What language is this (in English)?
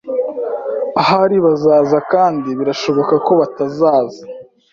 Kinyarwanda